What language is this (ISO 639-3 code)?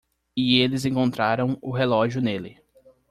por